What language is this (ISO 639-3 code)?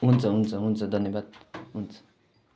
nep